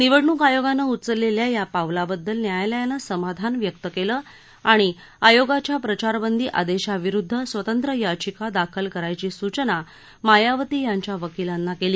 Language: Marathi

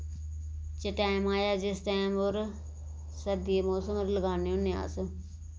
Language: Dogri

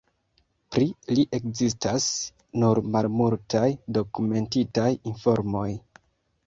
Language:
Esperanto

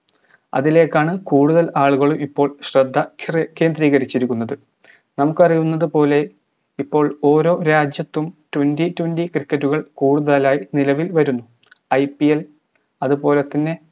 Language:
Malayalam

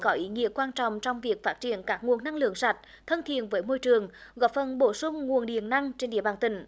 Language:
Vietnamese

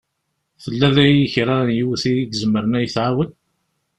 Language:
Kabyle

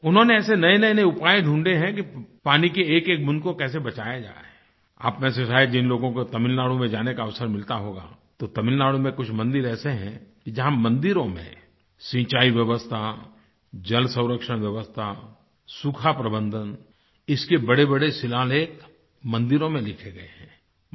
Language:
Hindi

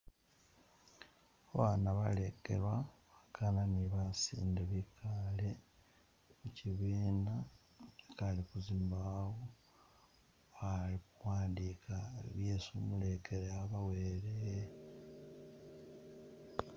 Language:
Masaaba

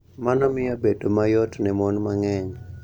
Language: Luo (Kenya and Tanzania)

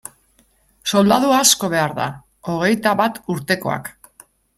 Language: Basque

